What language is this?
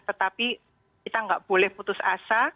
Indonesian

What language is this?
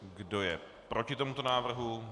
Czech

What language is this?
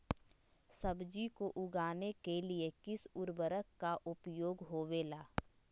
Magahi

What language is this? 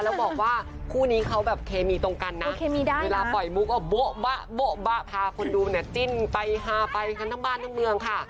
Thai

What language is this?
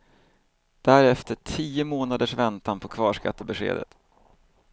Swedish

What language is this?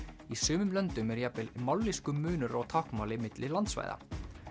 Icelandic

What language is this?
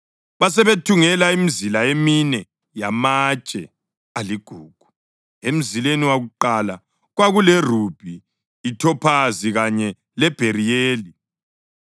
North Ndebele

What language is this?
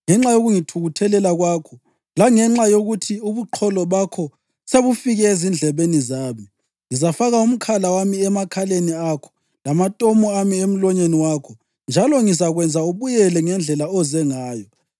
North Ndebele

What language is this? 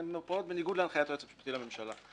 Hebrew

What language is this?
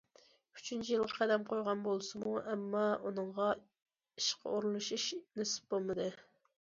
Uyghur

